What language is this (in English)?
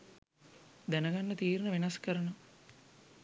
Sinhala